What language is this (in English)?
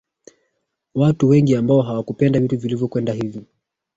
Swahili